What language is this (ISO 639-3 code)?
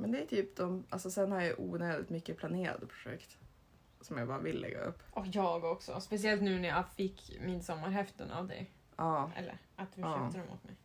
swe